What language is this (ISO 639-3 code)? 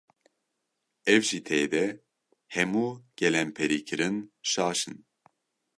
kur